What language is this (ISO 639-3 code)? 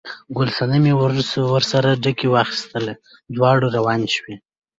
pus